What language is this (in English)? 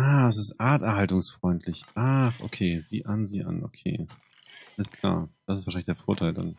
German